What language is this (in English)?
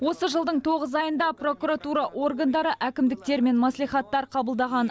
Kazakh